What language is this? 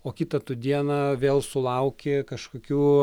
Lithuanian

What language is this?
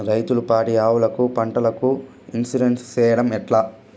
Telugu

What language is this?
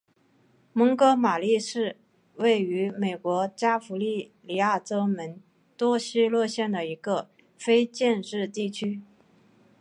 Chinese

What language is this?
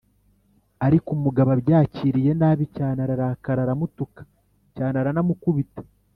Kinyarwanda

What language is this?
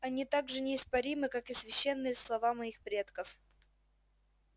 Russian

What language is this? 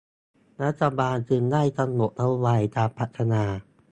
Thai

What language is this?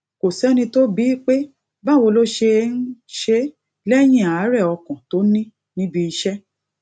Yoruba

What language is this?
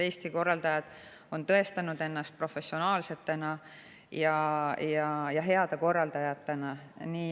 Estonian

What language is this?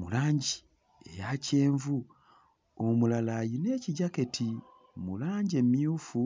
Ganda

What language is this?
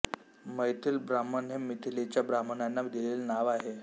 Marathi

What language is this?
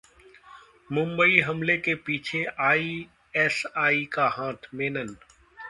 Hindi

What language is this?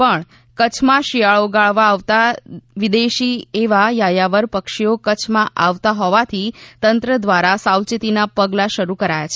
Gujarati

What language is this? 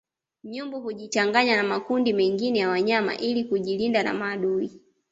Swahili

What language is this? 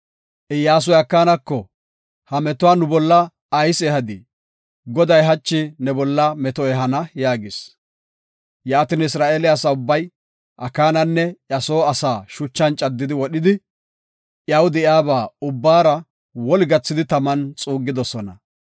Gofa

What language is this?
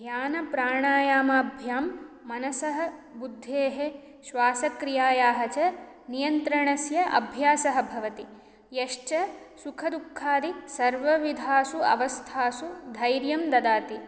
Sanskrit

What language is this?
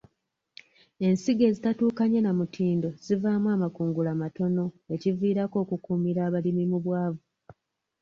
Ganda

